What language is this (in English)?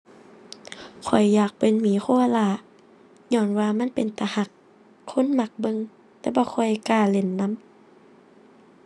Thai